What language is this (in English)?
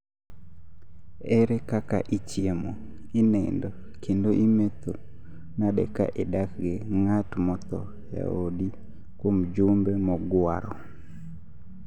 Luo (Kenya and Tanzania)